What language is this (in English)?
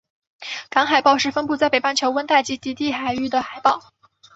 Chinese